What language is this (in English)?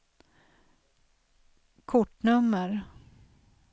Swedish